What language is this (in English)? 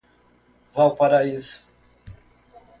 Portuguese